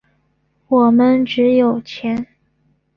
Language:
Chinese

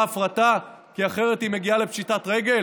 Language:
Hebrew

